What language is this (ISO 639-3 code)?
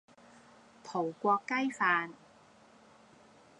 yue